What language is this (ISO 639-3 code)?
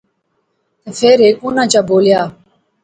phr